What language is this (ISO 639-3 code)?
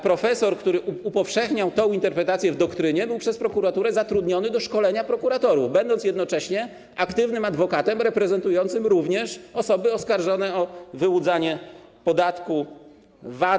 pol